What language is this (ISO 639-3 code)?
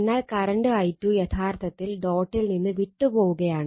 mal